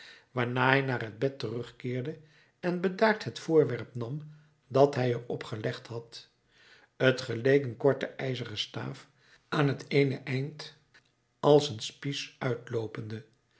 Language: Dutch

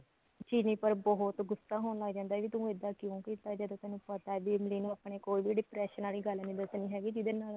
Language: Punjabi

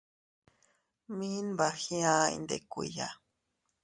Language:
Teutila Cuicatec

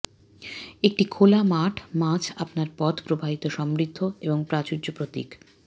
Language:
Bangla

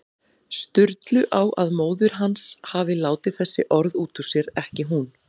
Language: Icelandic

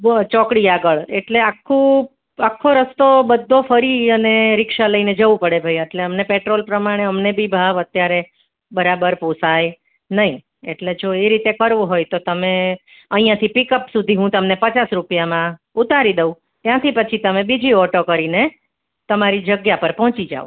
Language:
Gujarati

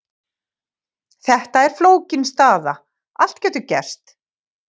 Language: Icelandic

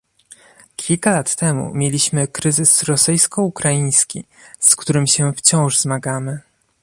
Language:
Polish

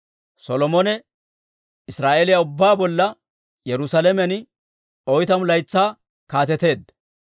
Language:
Dawro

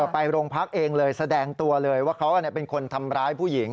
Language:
Thai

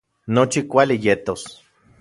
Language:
Central Puebla Nahuatl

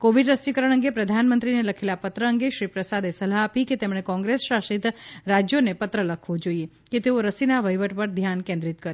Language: Gujarati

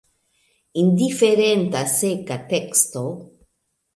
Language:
Esperanto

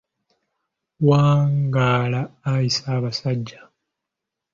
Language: Ganda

